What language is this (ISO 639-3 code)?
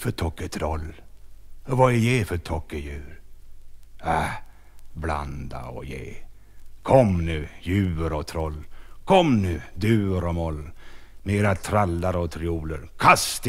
swe